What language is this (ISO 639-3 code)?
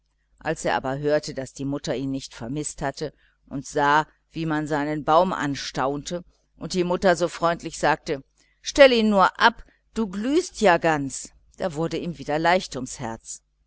deu